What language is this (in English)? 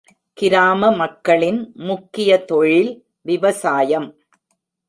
Tamil